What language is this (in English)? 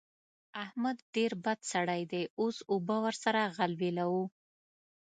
Pashto